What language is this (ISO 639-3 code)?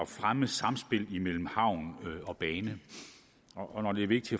dan